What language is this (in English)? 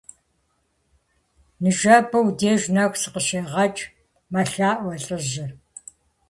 Kabardian